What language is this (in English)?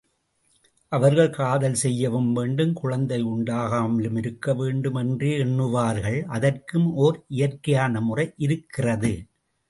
Tamil